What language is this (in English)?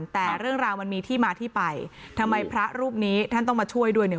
Thai